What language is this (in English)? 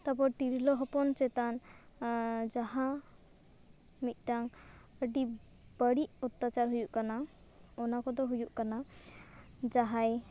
Santali